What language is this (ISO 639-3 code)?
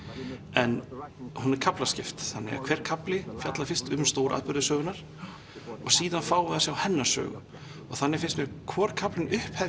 isl